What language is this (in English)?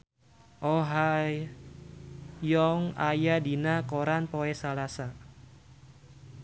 Sundanese